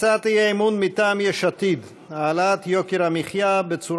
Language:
Hebrew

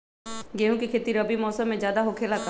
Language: Magahi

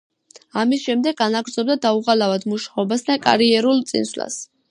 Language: Georgian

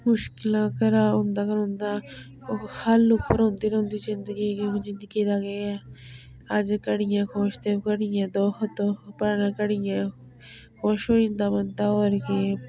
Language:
Dogri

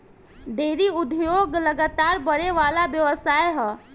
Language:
Bhojpuri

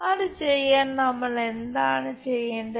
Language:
Malayalam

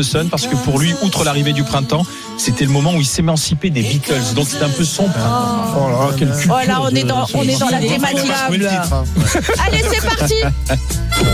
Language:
French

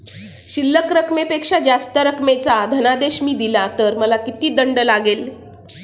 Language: Marathi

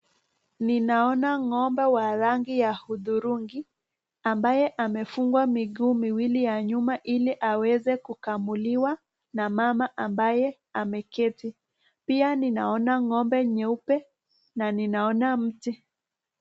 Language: Swahili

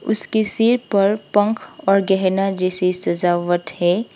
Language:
Hindi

